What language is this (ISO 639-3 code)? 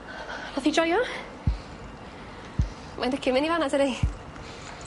cym